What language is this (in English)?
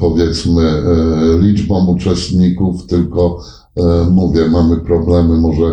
Polish